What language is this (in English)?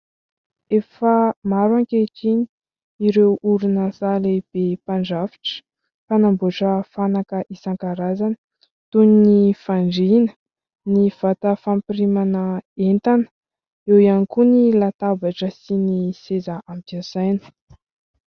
Malagasy